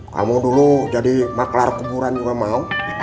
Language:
Indonesian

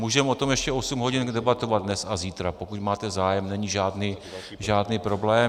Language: Czech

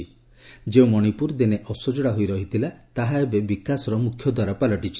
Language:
Odia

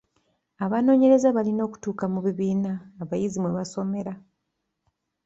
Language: Ganda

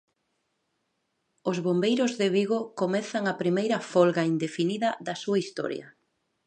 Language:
Galician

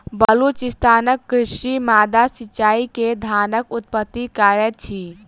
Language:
Maithili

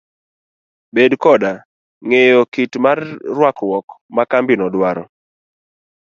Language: Luo (Kenya and Tanzania)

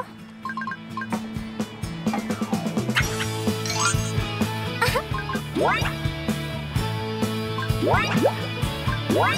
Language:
Japanese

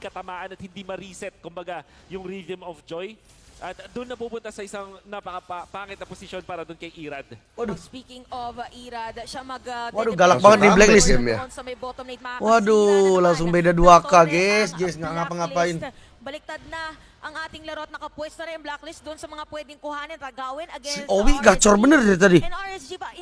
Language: Indonesian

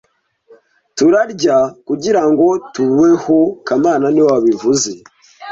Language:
Kinyarwanda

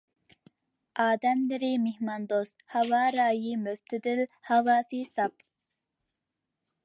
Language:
Uyghur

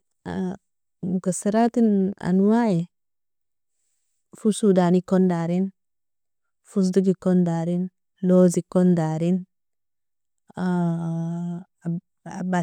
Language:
Nobiin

